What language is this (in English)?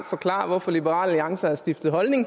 Danish